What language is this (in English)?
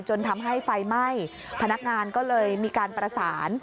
Thai